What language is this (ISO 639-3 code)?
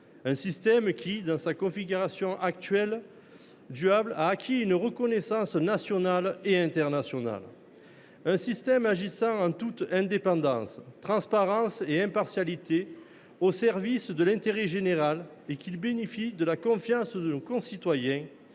fra